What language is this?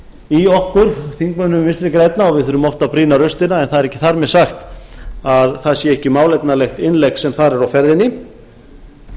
Icelandic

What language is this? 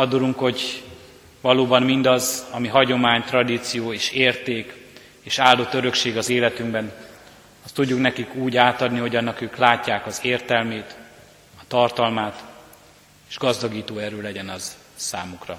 Hungarian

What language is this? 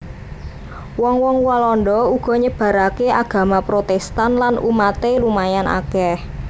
Javanese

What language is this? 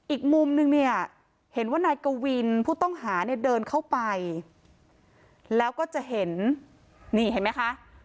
Thai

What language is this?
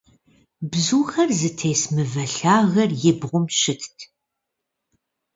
Kabardian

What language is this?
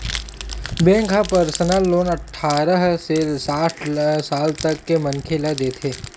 Chhattisgarhi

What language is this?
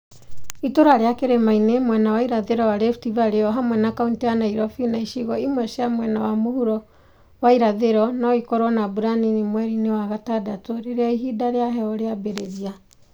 Kikuyu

